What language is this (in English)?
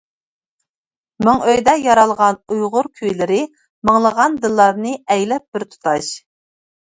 Uyghur